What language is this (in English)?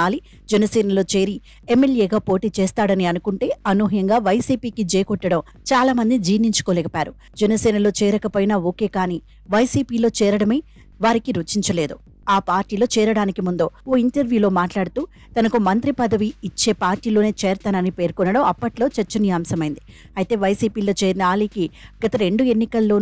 Telugu